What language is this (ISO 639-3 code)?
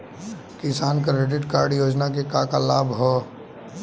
bho